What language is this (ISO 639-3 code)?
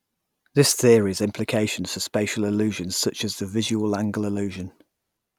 eng